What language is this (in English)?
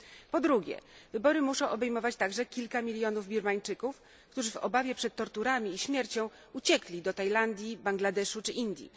Polish